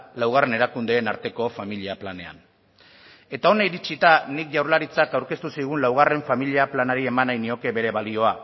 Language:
Basque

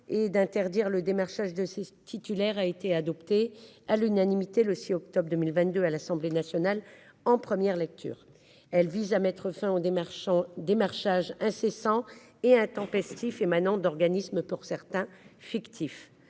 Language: French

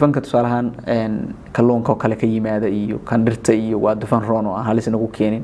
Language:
Arabic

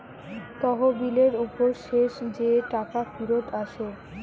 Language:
Bangla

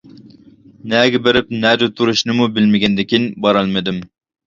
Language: Uyghur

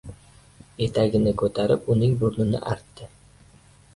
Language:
Uzbek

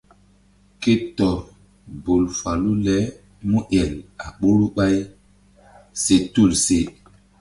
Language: Mbum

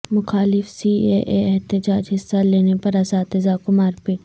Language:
Urdu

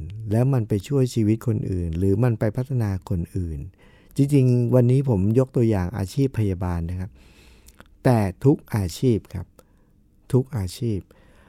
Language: Thai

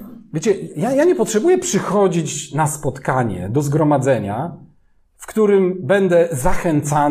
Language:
Polish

